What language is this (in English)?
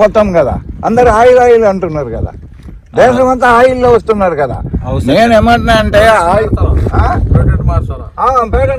Arabic